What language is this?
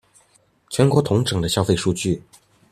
Chinese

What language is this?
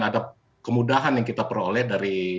Indonesian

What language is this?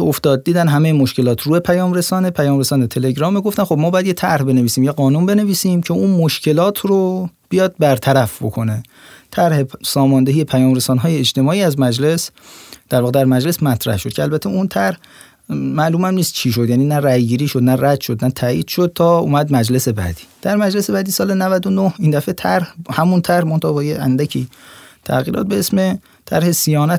Persian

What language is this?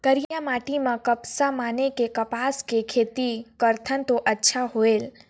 Chhattisgarhi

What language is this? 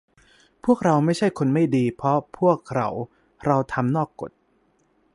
Thai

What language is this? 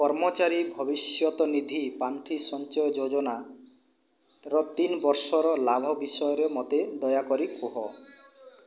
Odia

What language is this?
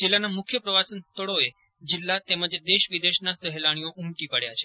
Gujarati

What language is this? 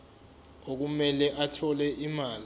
Zulu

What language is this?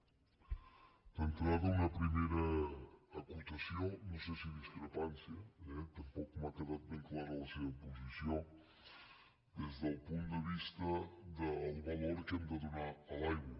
Catalan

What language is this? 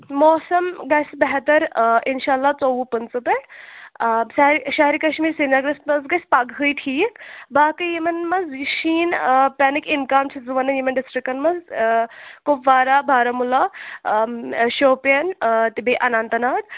Kashmiri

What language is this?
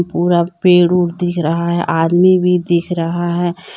Hindi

